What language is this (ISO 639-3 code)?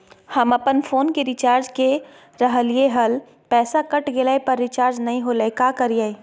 mag